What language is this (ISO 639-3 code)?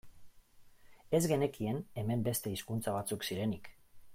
eus